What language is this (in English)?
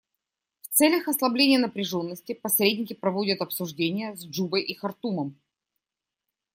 Russian